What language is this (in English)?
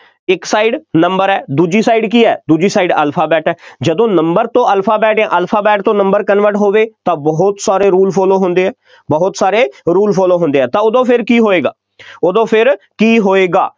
Punjabi